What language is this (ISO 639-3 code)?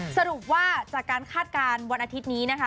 tha